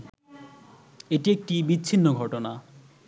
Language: Bangla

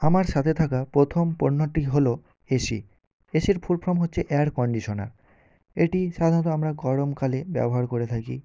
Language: Bangla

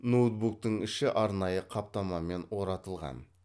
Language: Kazakh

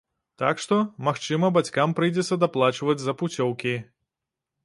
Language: Belarusian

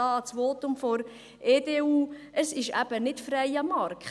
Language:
Swiss German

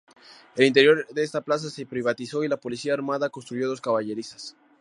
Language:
Spanish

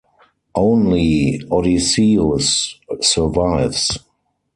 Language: English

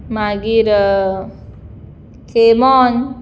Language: Konkani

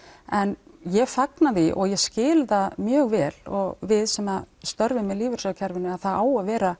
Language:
Icelandic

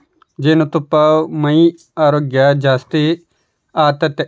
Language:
Kannada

